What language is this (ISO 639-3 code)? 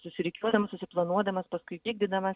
lit